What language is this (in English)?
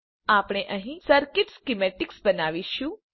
Gujarati